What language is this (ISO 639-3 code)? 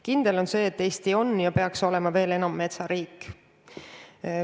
est